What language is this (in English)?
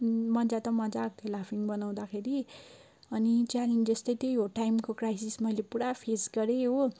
Nepali